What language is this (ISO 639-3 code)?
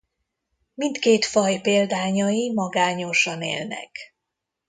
hun